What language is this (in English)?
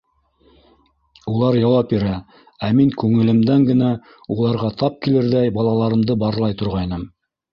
Bashkir